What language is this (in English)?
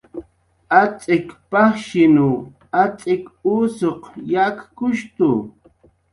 Jaqaru